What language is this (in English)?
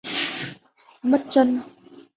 Vietnamese